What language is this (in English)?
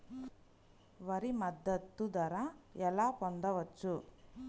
Telugu